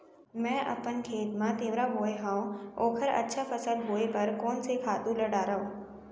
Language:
Chhattisgarhi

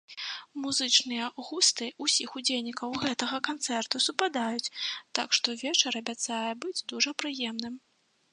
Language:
Belarusian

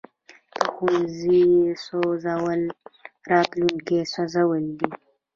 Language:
Pashto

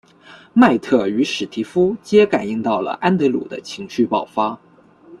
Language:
Chinese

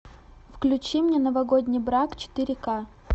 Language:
Russian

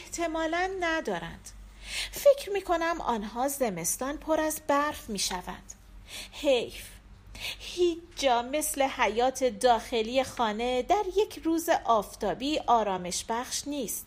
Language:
Persian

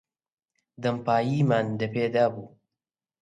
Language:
Central Kurdish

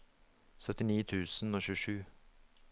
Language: Norwegian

